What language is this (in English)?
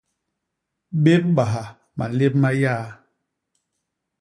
Basaa